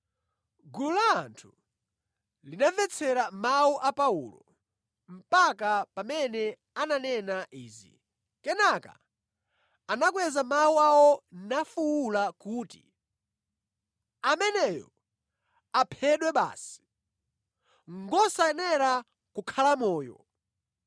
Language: Nyanja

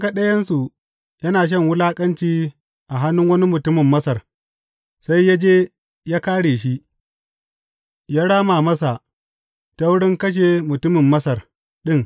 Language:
Hausa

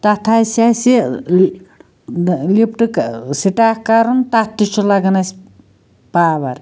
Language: Kashmiri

